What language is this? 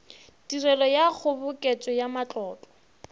Northern Sotho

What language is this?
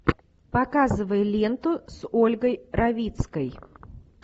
Russian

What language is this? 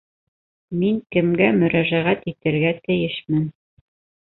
Bashkir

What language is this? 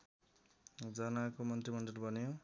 Nepali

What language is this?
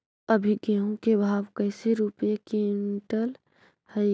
Magahi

